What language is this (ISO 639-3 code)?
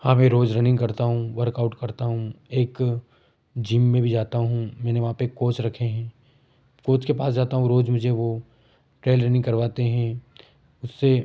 hin